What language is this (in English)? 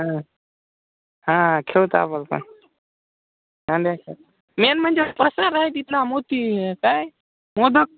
Marathi